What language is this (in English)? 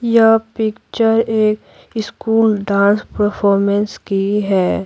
Hindi